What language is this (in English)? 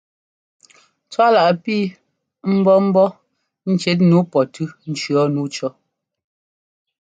Ngomba